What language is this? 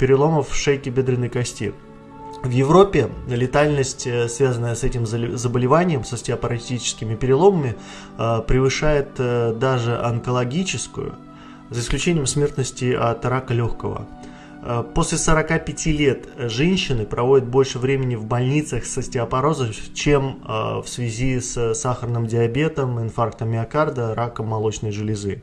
Russian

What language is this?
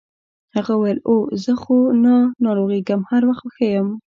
Pashto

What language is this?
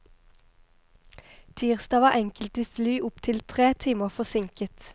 Norwegian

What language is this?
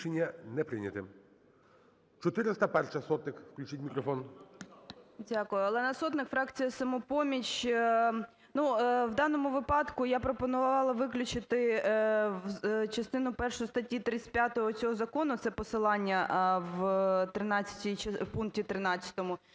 Ukrainian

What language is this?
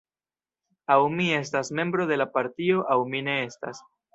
Esperanto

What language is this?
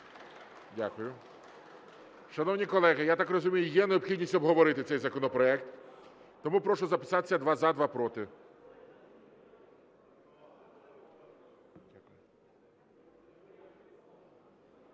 Ukrainian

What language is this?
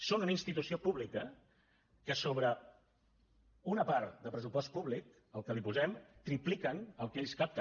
Catalan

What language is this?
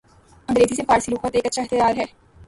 Urdu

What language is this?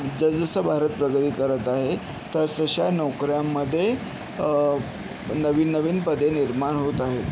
Marathi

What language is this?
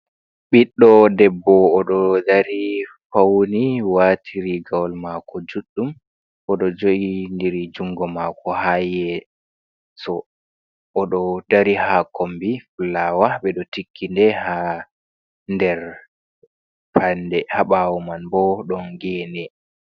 Fula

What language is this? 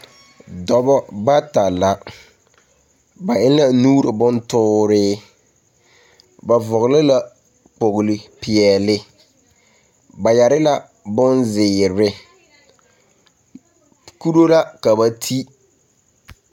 Southern Dagaare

